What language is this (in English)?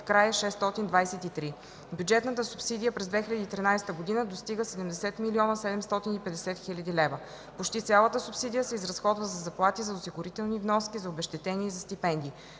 Bulgarian